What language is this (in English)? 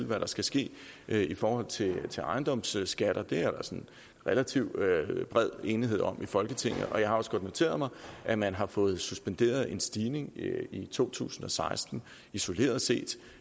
Danish